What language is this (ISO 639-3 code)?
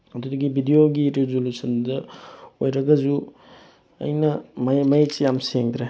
mni